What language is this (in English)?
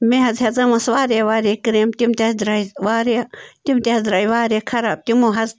Kashmiri